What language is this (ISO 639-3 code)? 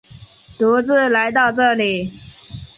zho